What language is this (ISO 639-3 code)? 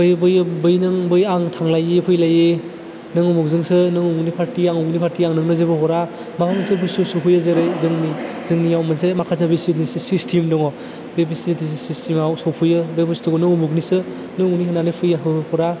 brx